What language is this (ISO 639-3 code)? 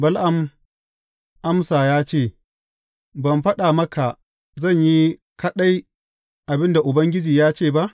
hau